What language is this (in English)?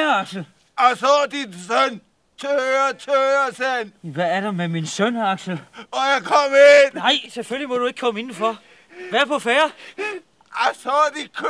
Danish